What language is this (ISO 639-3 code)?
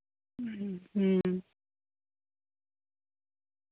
sat